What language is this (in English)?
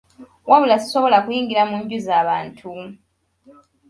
Ganda